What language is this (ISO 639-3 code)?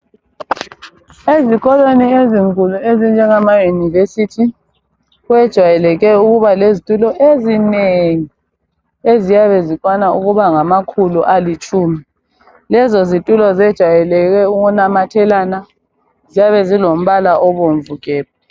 nde